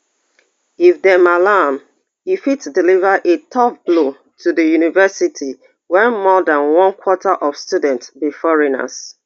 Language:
Nigerian Pidgin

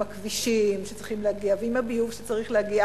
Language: Hebrew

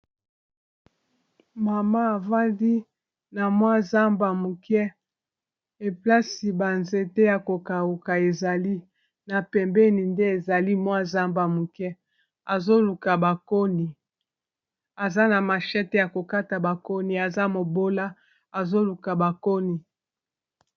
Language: Lingala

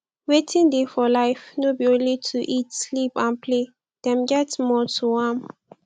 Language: Nigerian Pidgin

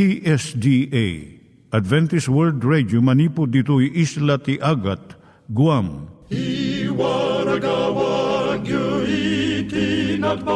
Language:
Filipino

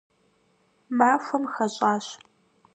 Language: Kabardian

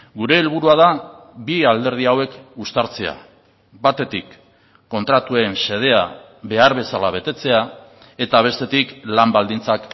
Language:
Basque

